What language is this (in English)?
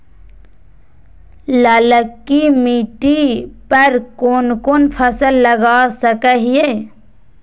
Magahi